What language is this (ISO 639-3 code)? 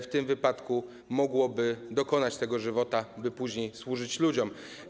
pol